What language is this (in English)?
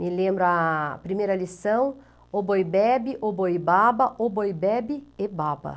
Portuguese